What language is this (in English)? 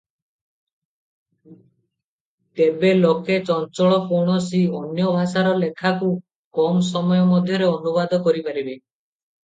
Odia